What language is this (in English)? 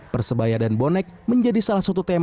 Indonesian